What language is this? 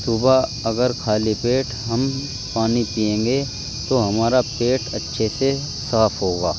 Urdu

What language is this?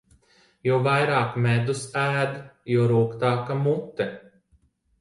Latvian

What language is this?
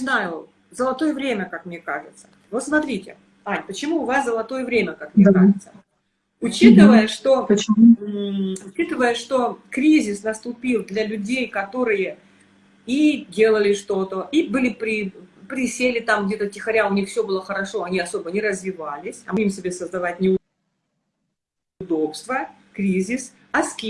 Russian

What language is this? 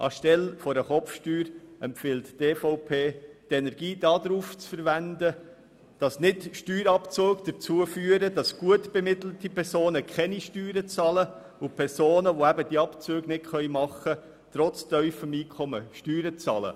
Swiss German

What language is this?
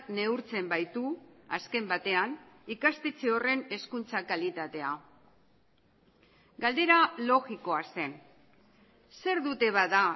Basque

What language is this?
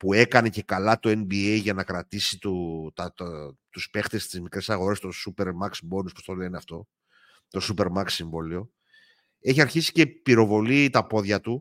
Greek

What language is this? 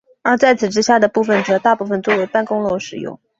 Chinese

